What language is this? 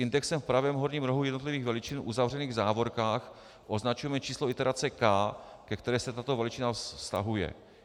Czech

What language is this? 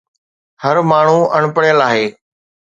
Sindhi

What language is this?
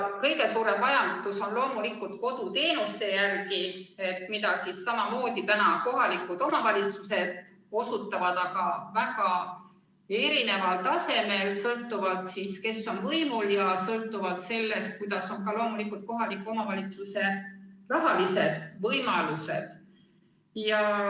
Estonian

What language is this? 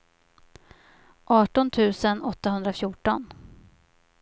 Swedish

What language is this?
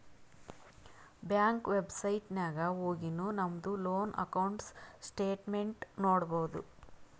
Kannada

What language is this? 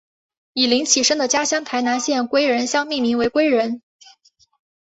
Chinese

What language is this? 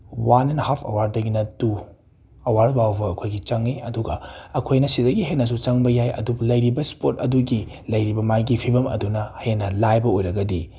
Manipuri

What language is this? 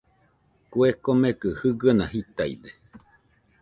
Nüpode Huitoto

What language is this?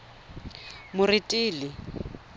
Tswana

